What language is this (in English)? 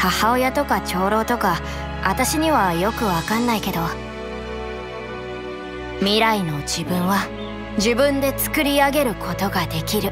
Japanese